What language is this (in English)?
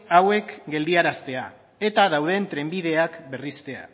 Basque